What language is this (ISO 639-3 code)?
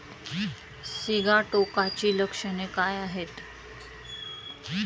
mar